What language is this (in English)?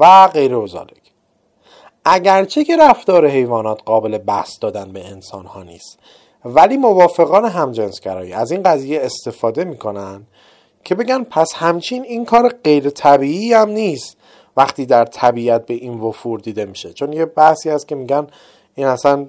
Persian